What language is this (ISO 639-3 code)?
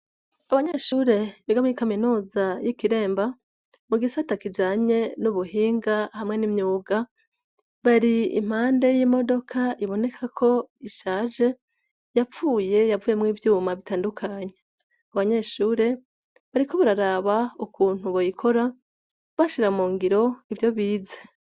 run